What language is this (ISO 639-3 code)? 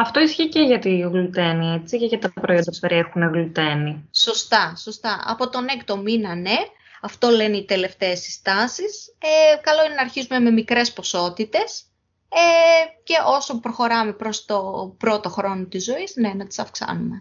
ell